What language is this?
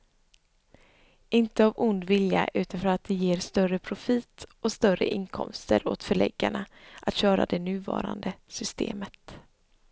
Swedish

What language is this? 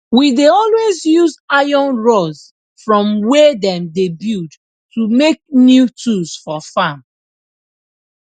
Nigerian Pidgin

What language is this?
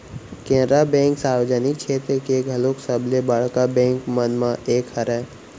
Chhattisgarhi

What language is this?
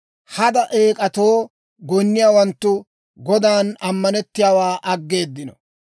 Dawro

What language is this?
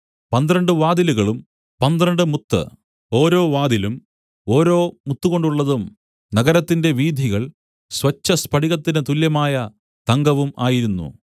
Malayalam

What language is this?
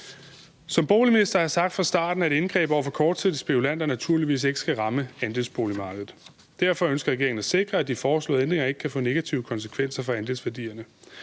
Danish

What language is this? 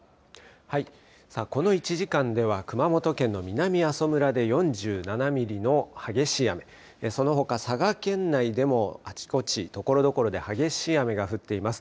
Japanese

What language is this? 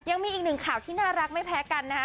Thai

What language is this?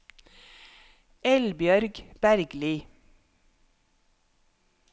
Norwegian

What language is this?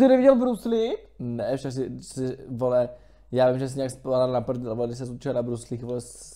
Czech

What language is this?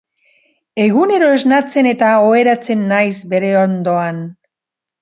Basque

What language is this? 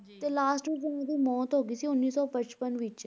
Punjabi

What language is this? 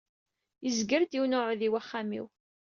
Kabyle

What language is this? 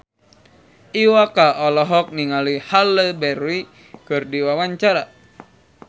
Sundanese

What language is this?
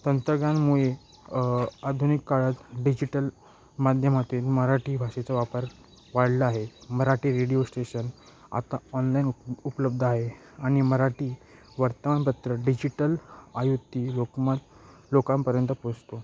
Marathi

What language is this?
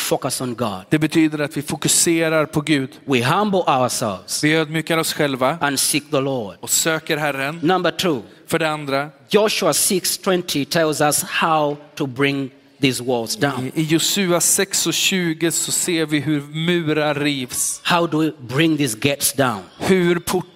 Swedish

